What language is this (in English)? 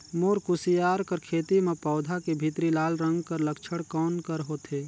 Chhattisgarhi